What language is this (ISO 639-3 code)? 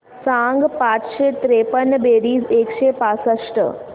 mar